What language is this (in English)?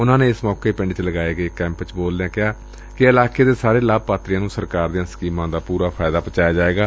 Punjabi